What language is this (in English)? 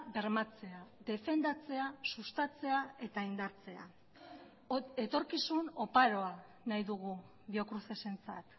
Basque